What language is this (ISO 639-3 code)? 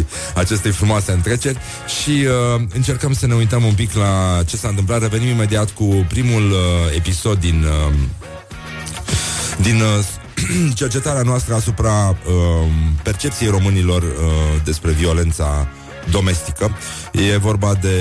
ron